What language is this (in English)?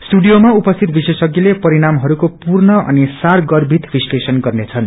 Nepali